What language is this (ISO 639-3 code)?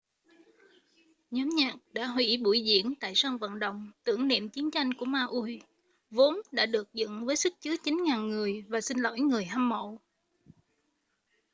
vie